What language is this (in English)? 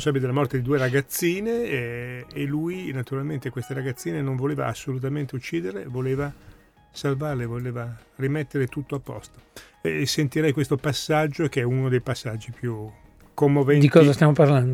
Italian